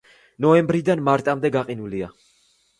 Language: Georgian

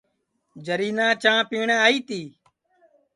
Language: Sansi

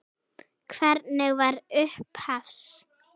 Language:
Icelandic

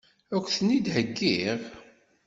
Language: Kabyle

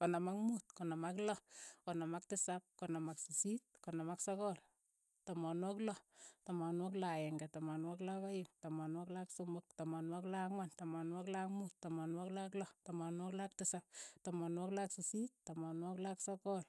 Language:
Keiyo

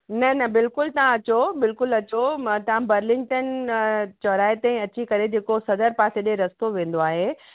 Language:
Sindhi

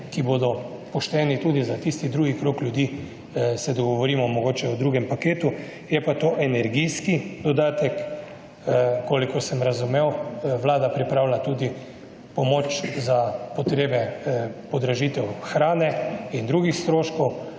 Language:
Slovenian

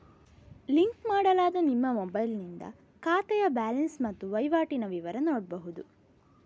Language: Kannada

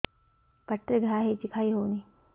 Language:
Odia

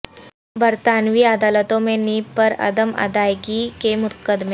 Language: Urdu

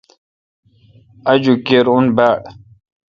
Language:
Kalkoti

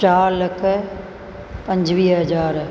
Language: Sindhi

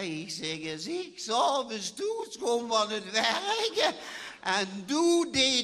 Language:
Dutch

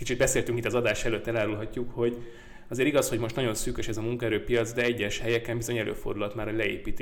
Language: Hungarian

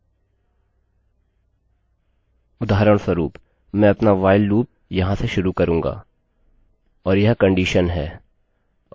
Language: Hindi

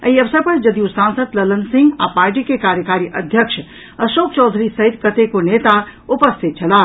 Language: Maithili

